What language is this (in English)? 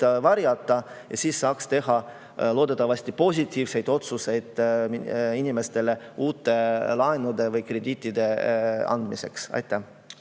Estonian